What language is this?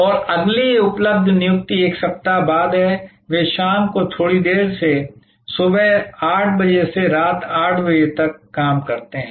Hindi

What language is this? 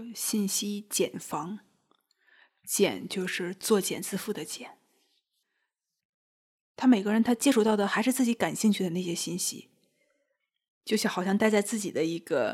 Chinese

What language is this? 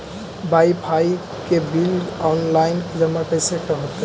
Magahi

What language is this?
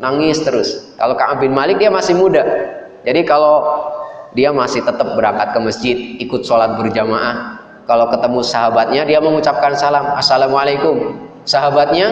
Indonesian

